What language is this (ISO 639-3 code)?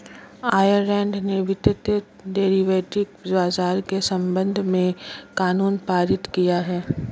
hin